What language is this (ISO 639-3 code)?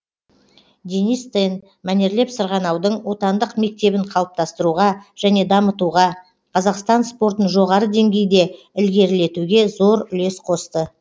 kaz